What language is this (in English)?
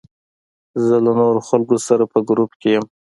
Pashto